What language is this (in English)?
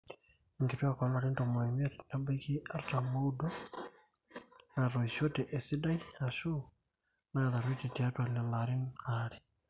Masai